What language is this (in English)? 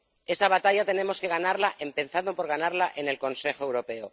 Spanish